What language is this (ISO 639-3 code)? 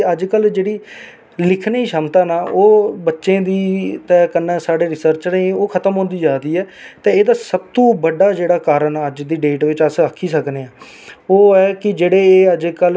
doi